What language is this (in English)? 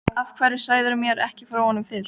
Icelandic